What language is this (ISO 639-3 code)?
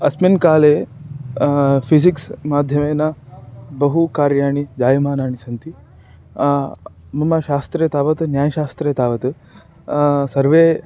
san